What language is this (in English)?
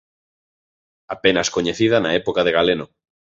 Galician